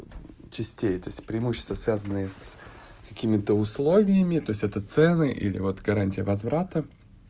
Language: Russian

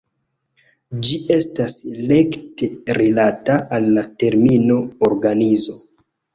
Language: Esperanto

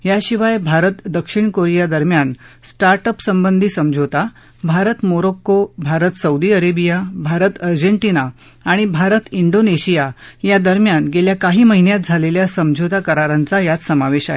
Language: Marathi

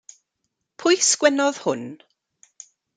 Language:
Welsh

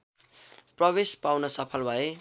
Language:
Nepali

